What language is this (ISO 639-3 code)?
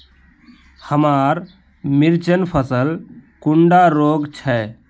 mag